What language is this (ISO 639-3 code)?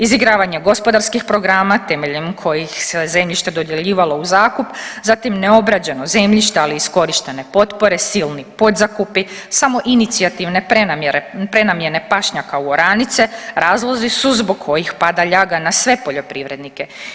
hrv